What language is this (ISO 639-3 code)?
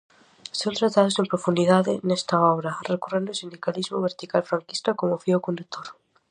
glg